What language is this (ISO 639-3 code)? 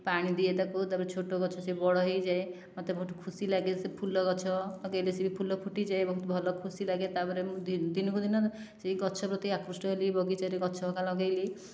ori